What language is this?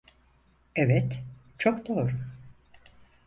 Turkish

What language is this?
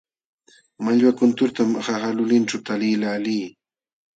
Jauja Wanca Quechua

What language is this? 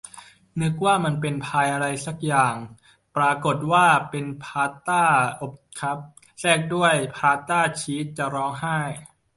Thai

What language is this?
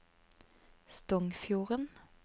Norwegian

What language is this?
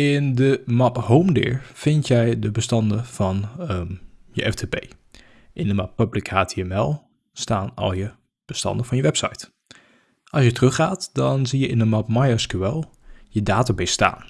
Dutch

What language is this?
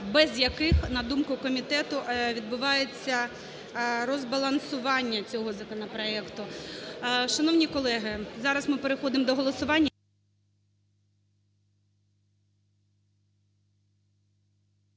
Ukrainian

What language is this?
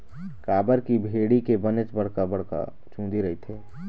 Chhattisgarhi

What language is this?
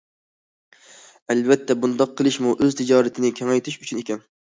Uyghur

